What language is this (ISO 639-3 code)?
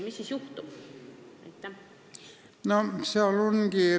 est